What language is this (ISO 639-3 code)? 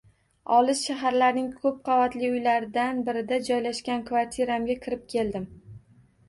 uzb